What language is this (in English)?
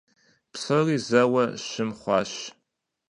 Kabardian